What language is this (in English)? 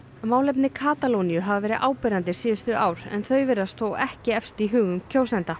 Icelandic